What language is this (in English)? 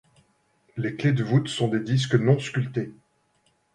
French